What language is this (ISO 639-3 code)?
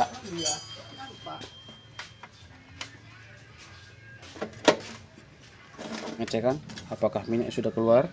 ind